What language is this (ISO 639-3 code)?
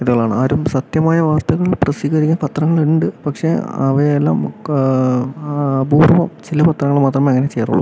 mal